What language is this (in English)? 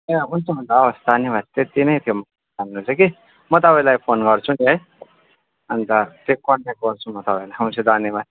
Nepali